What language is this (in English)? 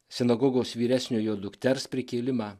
Lithuanian